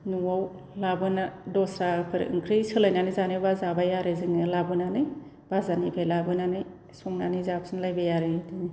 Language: Bodo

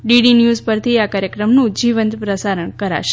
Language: Gujarati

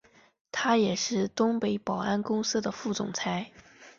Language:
Chinese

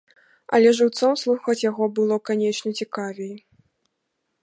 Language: Belarusian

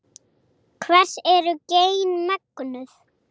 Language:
Icelandic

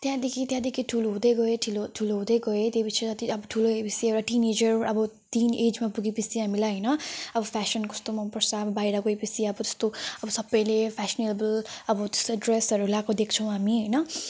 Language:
Nepali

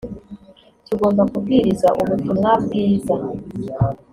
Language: Kinyarwanda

